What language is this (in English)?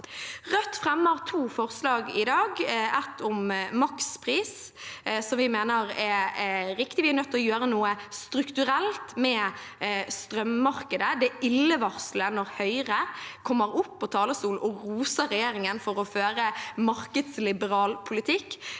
Norwegian